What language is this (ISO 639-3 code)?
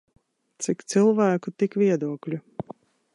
lav